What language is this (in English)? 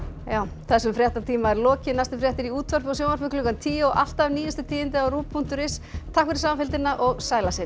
Icelandic